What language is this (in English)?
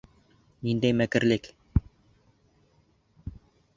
Bashkir